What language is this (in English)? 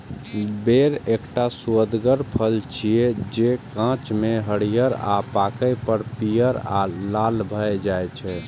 Maithili